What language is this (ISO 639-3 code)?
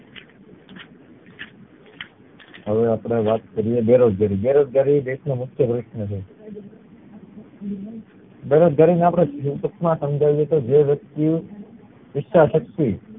guj